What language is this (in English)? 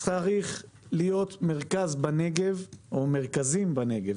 Hebrew